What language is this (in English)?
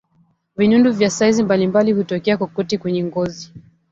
Swahili